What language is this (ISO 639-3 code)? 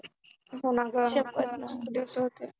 mar